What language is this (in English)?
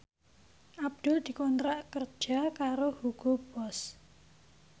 Javanese